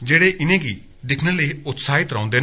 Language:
Dogri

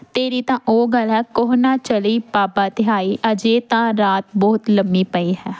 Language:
Punjabi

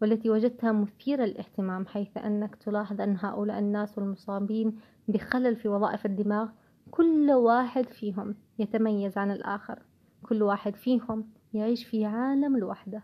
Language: Arabic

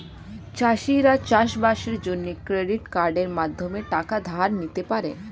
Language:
Bangla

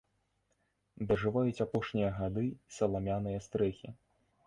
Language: Belarusian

